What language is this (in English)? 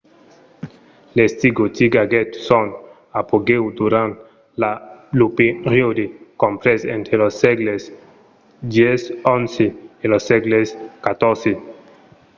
Occitan